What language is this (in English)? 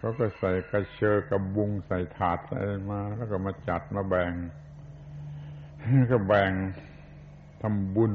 Thai